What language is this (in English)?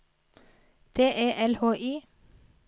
Norwegian